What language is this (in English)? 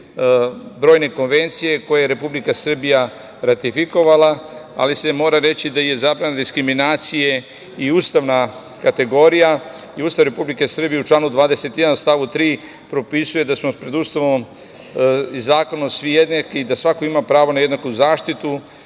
Serbian